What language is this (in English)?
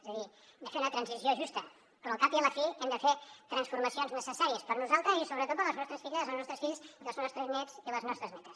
Catalan